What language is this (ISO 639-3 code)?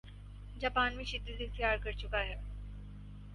urd